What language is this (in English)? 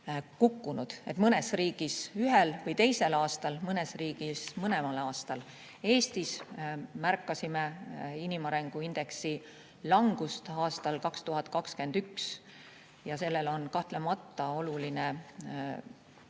Estonian